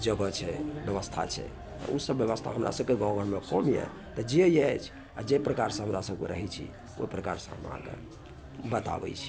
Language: Maithili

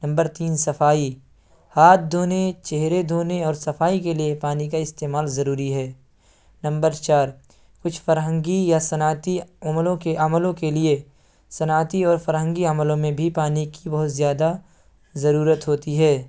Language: Urdu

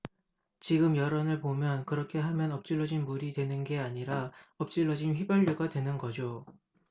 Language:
Korean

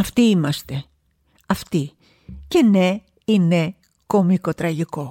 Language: Greek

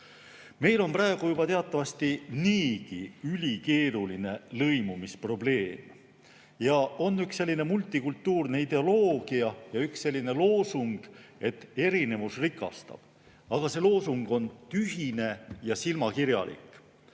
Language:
Estonian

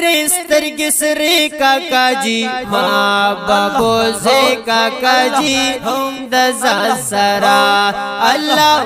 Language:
Romanian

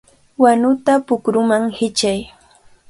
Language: Cajatambo North Lima Quechua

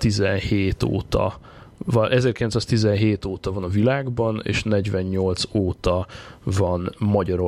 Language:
Hungarian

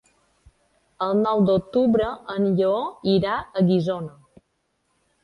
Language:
Catalan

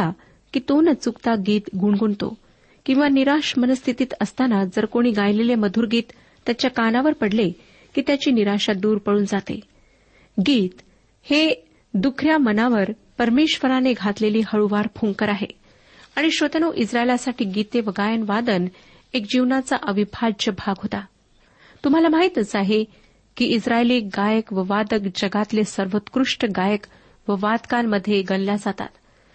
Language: Marathi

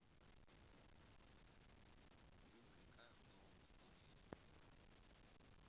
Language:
Russian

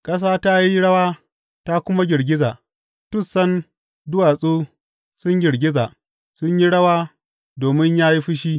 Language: Hausa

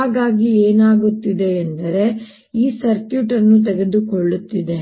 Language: Kannada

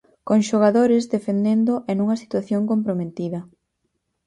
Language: Galician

